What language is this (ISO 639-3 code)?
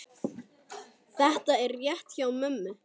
isl